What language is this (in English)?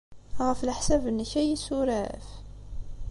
Kabyle